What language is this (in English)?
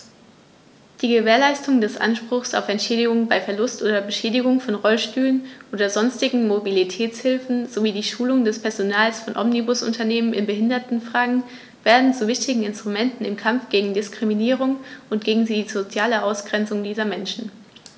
German